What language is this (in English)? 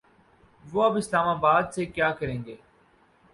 Urdu